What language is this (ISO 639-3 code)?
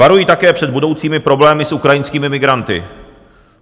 ces